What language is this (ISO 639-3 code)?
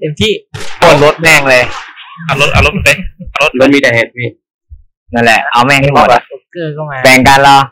tha